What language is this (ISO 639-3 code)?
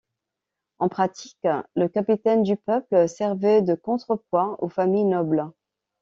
fra